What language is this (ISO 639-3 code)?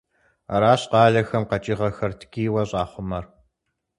kbd